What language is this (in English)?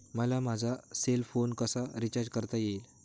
Marathi